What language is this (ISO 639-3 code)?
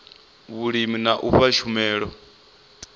ven